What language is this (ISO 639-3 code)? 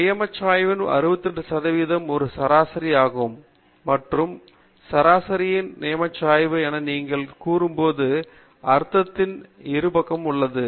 tam